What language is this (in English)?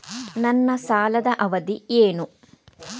Kannada